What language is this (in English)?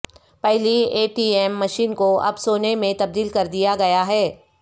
Urdu